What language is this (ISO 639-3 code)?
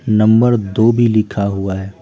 hin